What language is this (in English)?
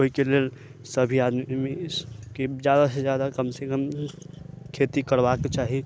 Maithili